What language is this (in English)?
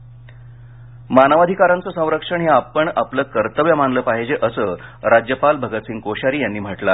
Marathi